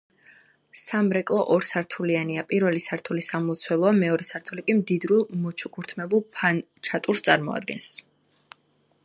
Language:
Georgian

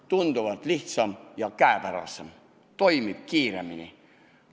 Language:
Estonian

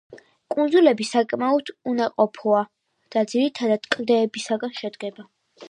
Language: Georgian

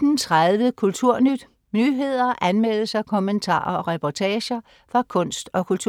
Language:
Danish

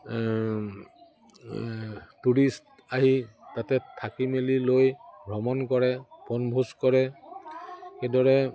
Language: Assamese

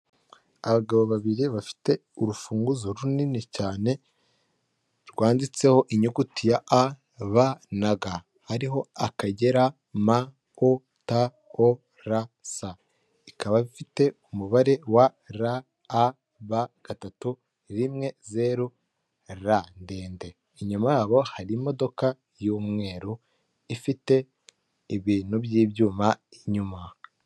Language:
Kinyarwanda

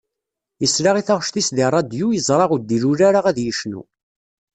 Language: Kabyle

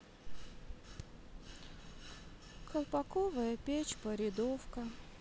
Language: Russian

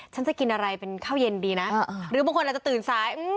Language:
Thai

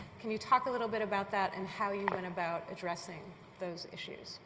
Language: English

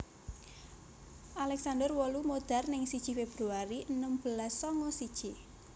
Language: Javanese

